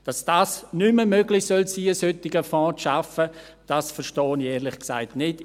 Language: Swiss German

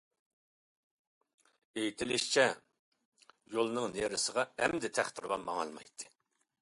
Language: Uyghur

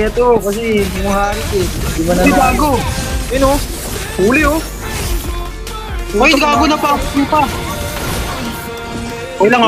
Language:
Filipino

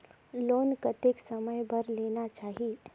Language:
Chhattisgarhi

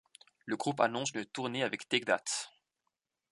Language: French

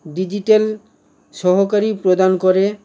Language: Bangla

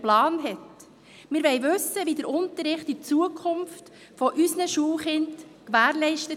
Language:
Swiss German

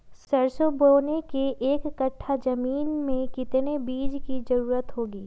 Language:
Magahi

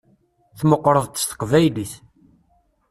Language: Kabyle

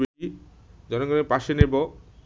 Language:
Bangla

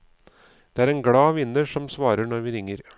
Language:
Norwegian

